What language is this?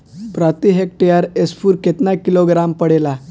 Bhojpuri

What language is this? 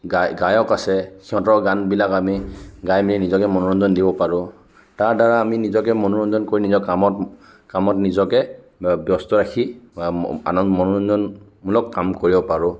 Assamese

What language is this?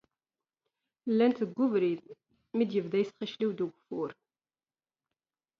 Kabyle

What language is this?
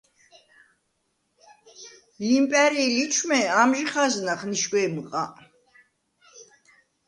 Svan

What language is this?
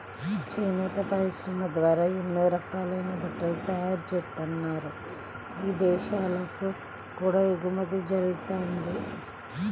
Telugu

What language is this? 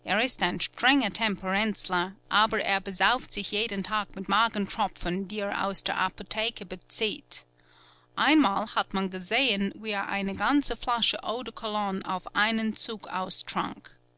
German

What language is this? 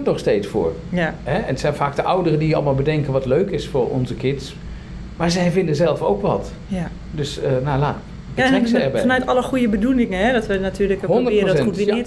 Dutch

